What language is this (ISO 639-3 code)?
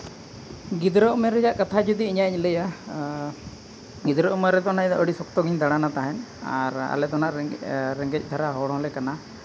sat